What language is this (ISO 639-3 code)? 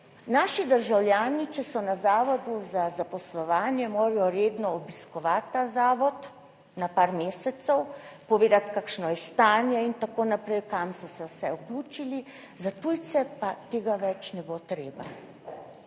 slv